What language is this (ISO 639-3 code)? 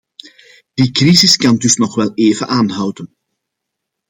nld